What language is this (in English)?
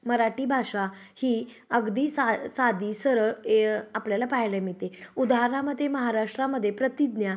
Marathi